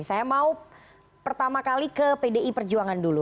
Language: Indonesian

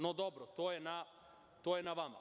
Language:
Serbian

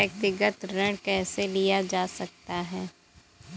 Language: Hindi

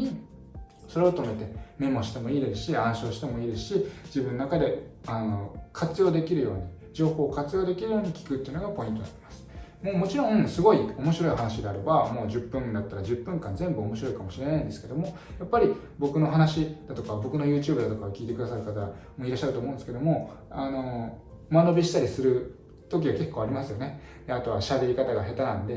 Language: Japanese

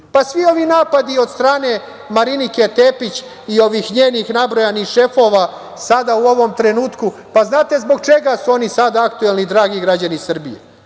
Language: Serbian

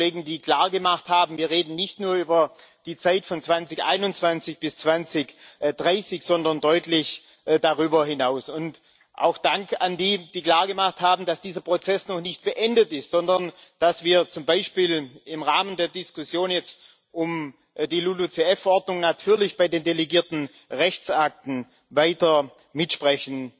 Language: German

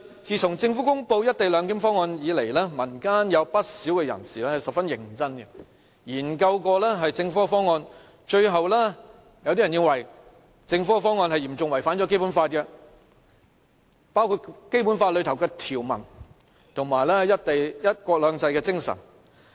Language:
Cantonese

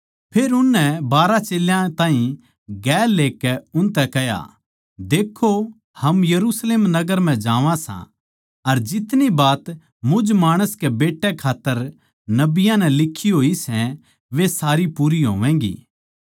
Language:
Haryanvi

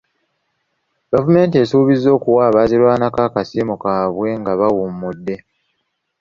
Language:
Ganda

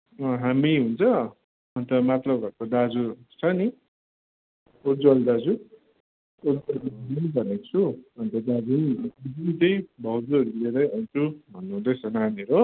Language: Nepali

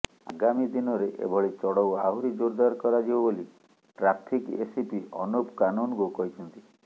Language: Odia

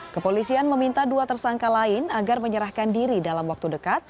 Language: Indonesian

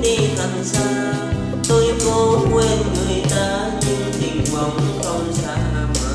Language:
Vietnamese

